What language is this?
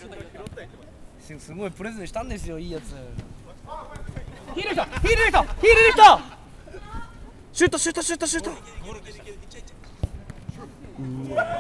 Japanese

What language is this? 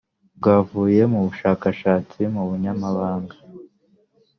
Kinyarwanda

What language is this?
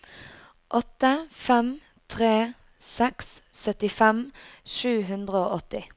Norwegian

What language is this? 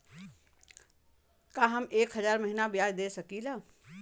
Bhojpuri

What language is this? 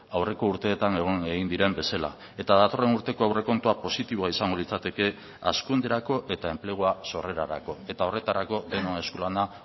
Basque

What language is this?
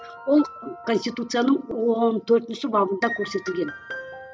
Kazakh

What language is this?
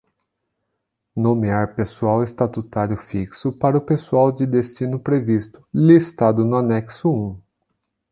Portuguese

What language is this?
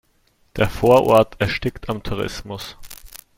German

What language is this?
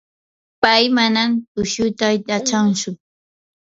Yanahuanca Pasco Quechua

